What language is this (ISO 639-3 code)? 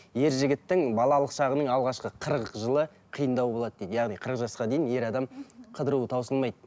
kaz